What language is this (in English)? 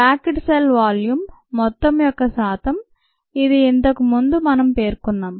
Telugu